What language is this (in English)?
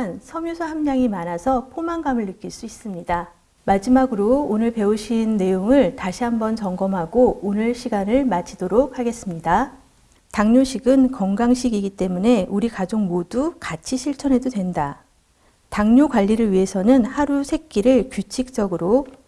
Korean